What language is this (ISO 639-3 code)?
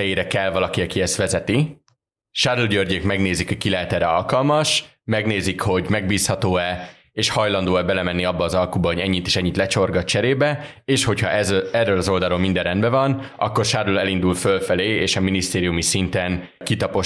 hun